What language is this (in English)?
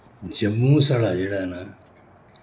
Dogri